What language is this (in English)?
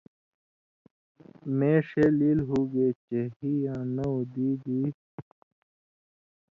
Indus Kohistani